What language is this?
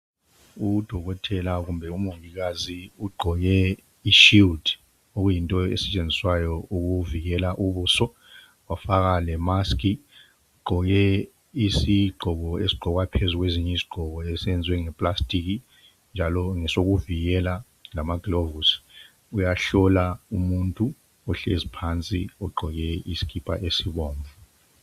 North Ndebele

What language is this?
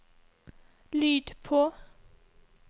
Norwegian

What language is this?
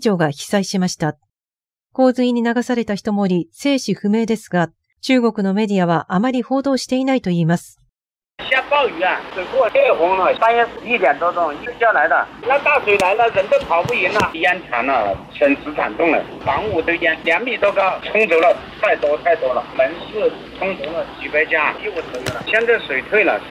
Japanese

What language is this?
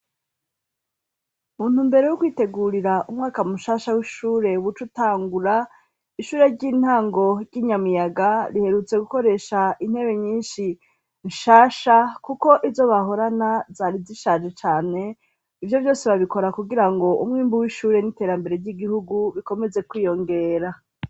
Rundi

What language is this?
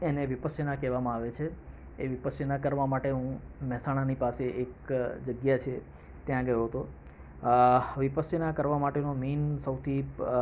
Gujarati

